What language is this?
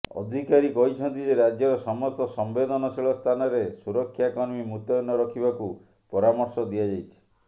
Odia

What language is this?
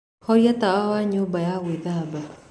Kikuyu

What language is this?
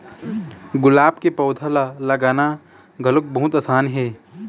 Chhattisgarhi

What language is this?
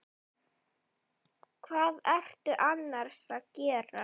Icelandic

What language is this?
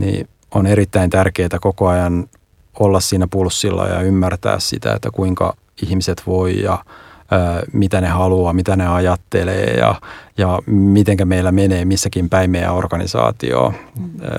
Finnish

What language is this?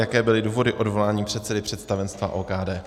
Czech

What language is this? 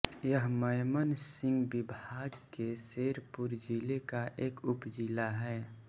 Hindi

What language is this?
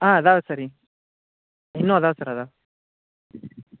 Kannada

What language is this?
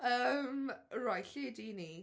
Welsh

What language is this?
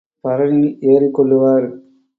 Tamil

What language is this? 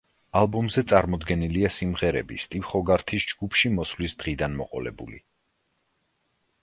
Georgian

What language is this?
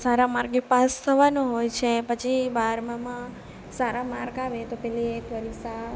Gujarati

